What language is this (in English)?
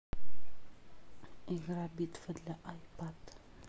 Russian